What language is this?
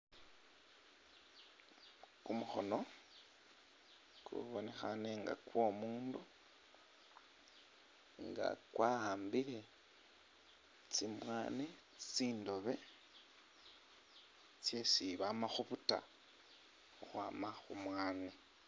Masaaba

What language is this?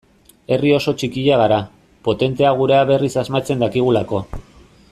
Basque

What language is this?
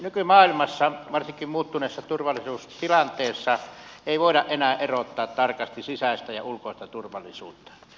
Finnish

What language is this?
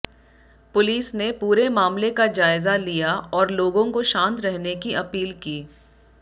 Hindi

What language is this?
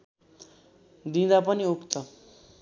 Nepali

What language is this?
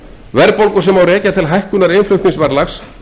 Icelandic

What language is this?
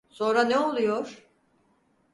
Turkish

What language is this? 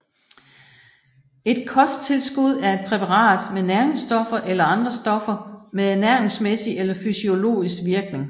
Danish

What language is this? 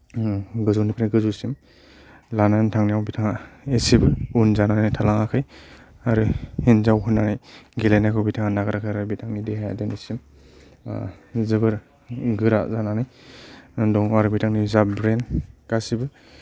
Bodo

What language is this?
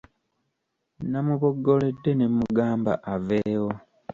Ganda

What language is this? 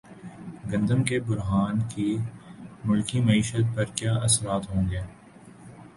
Urdu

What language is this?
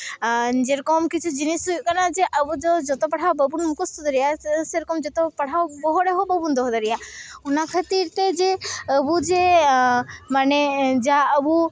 Santali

